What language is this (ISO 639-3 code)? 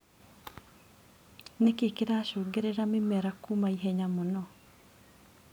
kik